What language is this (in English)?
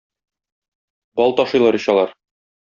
Tatar